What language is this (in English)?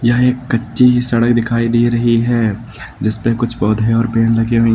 Hindi